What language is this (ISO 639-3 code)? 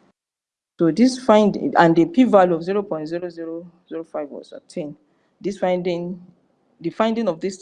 eng